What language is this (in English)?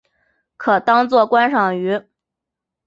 Chinese